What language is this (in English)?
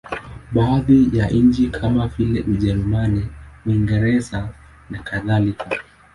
Swahili